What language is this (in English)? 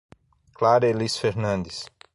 Portuguese